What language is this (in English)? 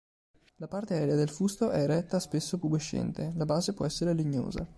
Italian